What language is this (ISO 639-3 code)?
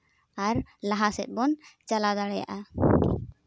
sat